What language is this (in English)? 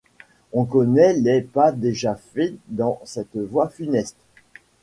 French